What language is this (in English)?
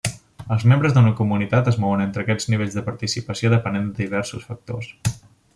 Catalan